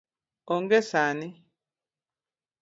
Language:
Luo (Kenya and Tanzania)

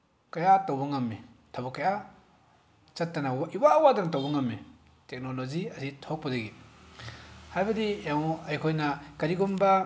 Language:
Manipuri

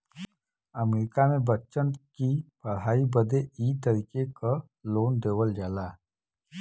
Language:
Bhojpuri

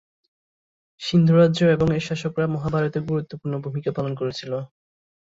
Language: Bangla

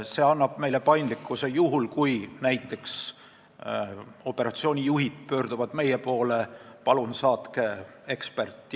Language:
Estonian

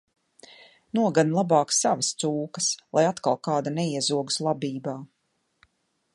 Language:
Latvian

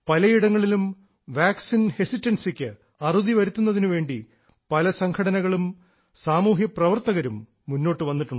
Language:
Malayalam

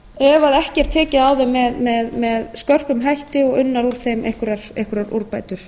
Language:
Icelandic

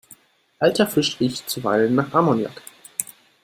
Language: German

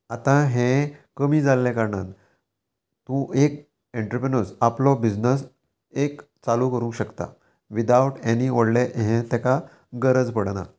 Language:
Konkani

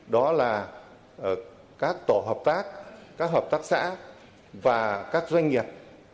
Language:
Vietnamese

